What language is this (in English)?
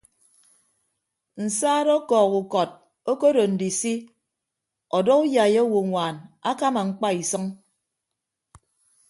Ibibio